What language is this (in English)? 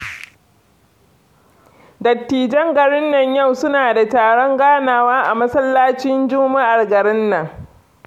Hausa